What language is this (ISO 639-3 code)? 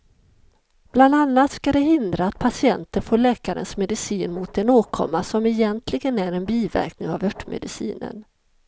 swe